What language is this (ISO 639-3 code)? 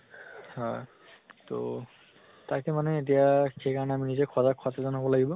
asm